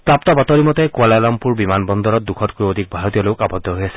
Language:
Assamese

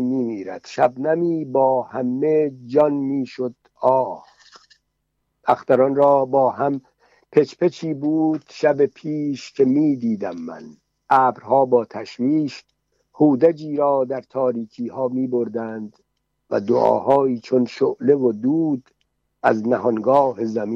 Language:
Persian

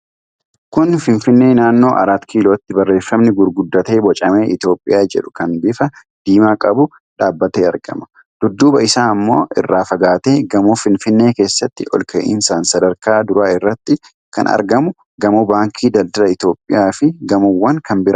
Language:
Oromo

